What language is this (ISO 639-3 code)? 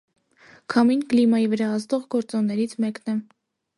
hye